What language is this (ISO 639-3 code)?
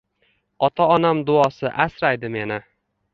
uzb